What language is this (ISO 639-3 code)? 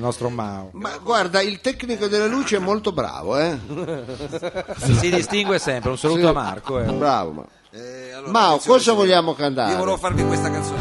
ita